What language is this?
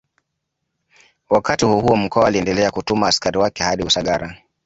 Swahili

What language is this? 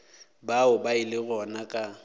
Northern Sotho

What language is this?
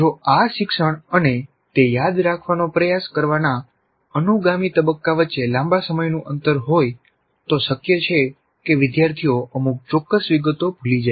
Gujarati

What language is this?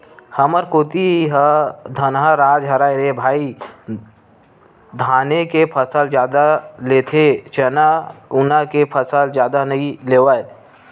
Chhattisgarhi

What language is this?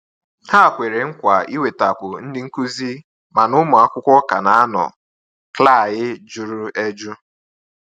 Igbo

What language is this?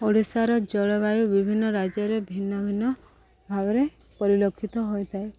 Odia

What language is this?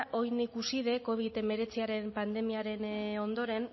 Basque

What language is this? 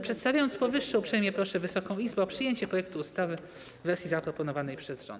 Polish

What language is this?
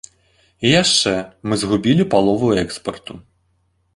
Belarusian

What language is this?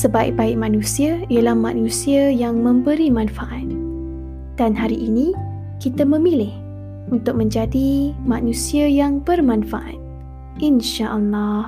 Malay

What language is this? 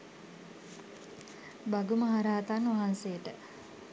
Sinhala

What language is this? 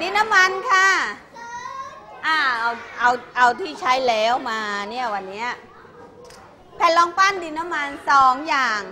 Thai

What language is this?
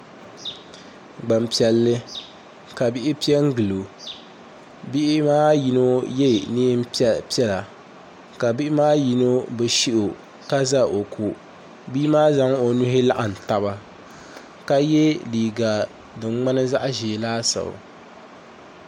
Dagbani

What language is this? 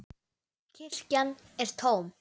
Icelandic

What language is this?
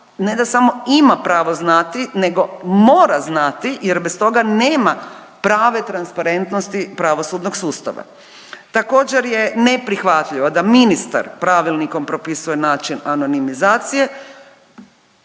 Croatian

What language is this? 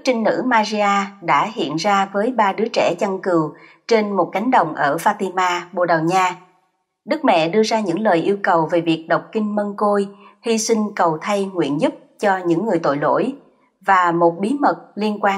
Vietnamese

